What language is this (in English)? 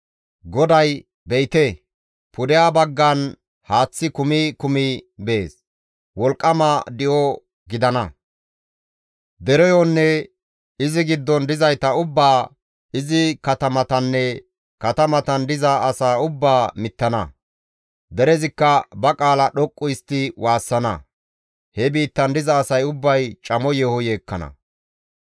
Gamo